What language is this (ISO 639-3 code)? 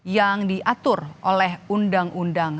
ind